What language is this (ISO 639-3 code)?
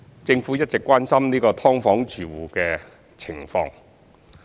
yue